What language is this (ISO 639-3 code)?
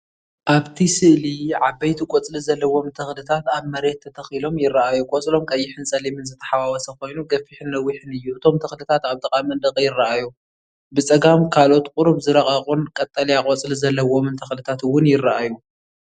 tir